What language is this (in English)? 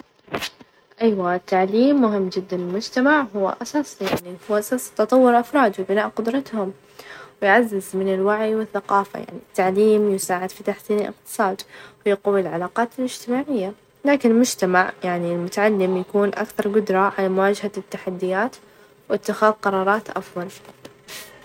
Najdi Arabic